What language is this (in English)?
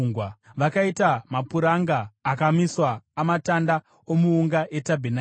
Shona